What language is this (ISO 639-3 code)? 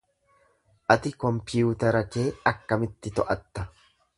orm